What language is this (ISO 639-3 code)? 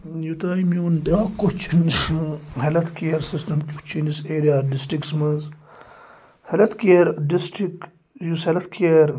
kas